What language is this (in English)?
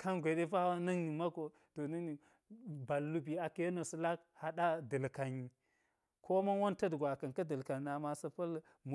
Geji